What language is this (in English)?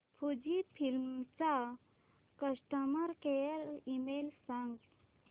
Marathi